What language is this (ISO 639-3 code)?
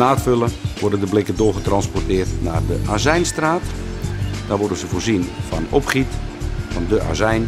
nld